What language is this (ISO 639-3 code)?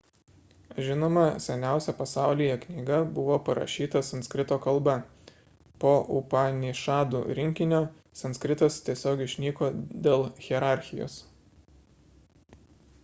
lit